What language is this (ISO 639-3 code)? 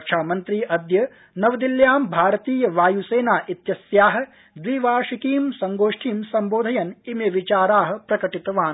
san